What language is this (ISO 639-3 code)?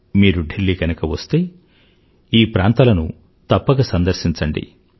tel